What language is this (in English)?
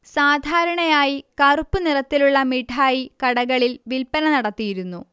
Malayalam